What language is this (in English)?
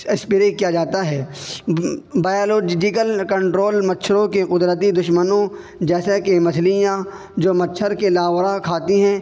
Urdu